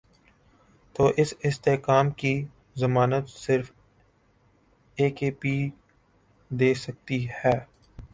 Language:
Urdu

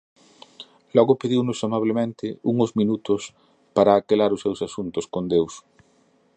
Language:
Galician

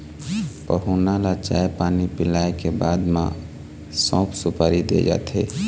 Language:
Chhattisgarhi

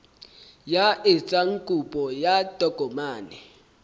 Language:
Southern Sotho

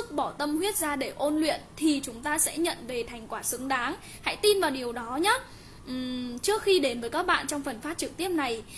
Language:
Vietnamese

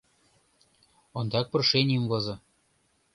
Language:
Mari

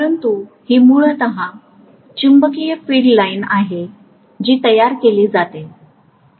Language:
Marathi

